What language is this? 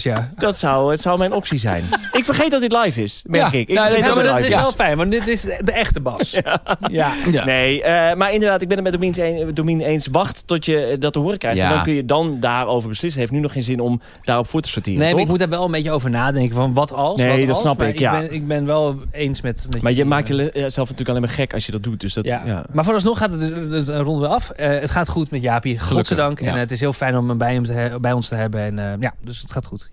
Dutch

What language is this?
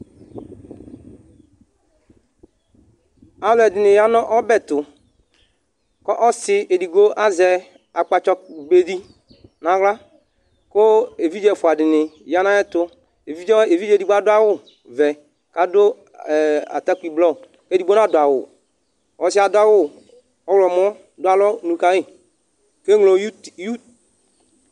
Ikposo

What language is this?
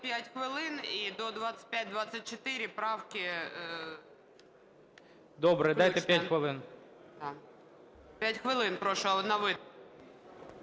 Ukrainian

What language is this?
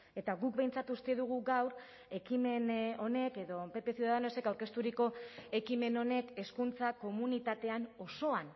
Basque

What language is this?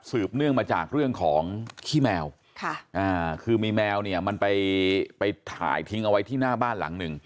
Thai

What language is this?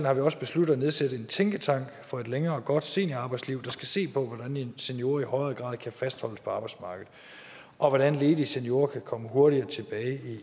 Danish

